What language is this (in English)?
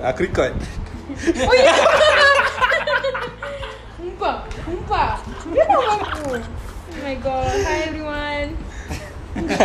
Malay